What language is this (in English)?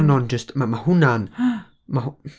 Welsh